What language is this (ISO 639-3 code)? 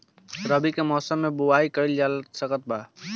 bho